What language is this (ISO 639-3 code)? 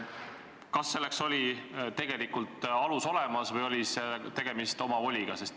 est